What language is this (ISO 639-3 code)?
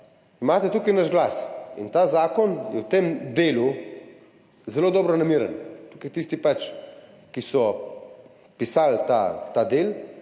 slv